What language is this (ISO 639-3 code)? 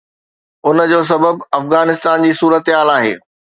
snd